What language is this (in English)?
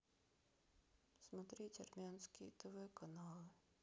Russian